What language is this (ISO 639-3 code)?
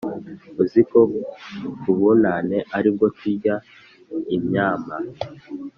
kin